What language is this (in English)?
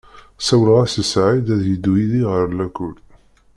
Kabyle